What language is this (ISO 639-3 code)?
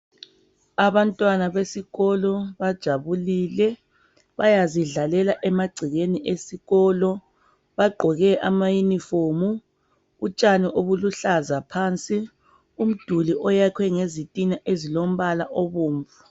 nde